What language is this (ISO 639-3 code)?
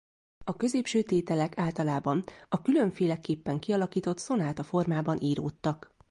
hun